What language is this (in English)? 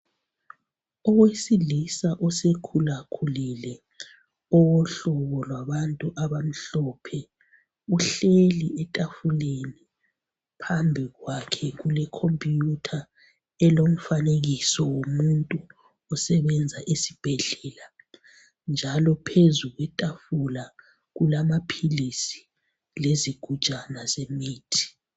North Ndebele